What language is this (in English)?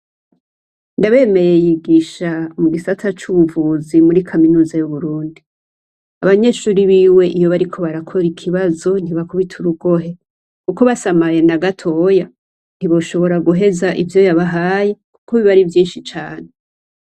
Rundi